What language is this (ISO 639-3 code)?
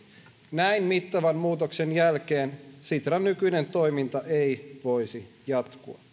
fin